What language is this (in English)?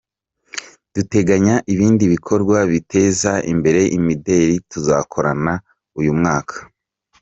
Kinyarwanda